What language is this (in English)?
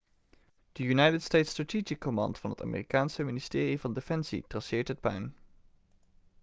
Dutch